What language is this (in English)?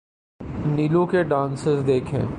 Urdu